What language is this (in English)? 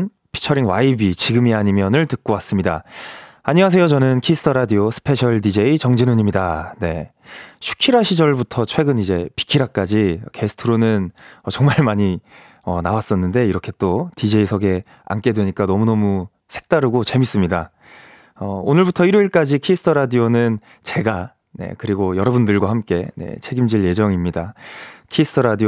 Korean